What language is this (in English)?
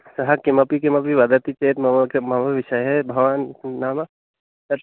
Sanskrit